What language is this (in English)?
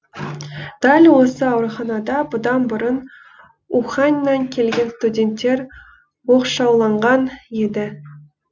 Kazakh